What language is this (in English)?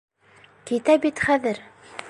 Bashkir